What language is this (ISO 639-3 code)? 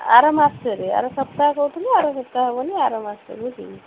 ori